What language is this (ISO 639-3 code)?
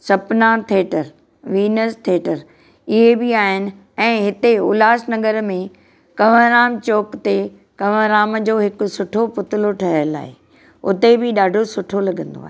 snd